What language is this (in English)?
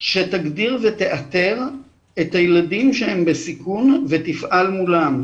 Hebrew